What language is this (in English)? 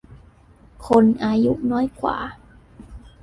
Thai